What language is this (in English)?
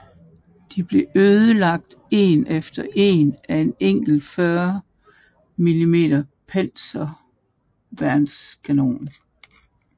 Danish